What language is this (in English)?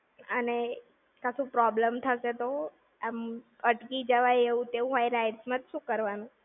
Gujarati